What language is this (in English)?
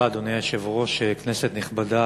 Hebrew